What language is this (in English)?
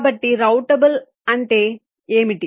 Telugu